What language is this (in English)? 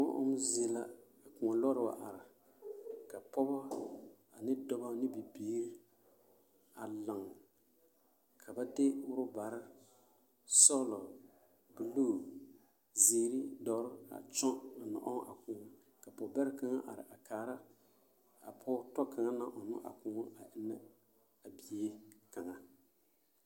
Southern Dagaare